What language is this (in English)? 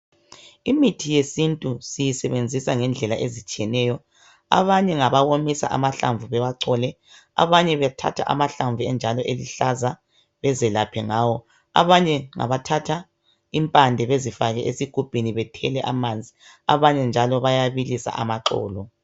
North Ndebele